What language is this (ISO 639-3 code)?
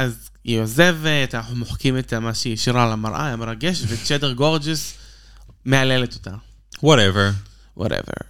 heb